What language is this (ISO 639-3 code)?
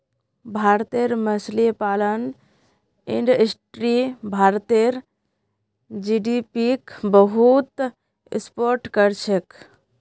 mag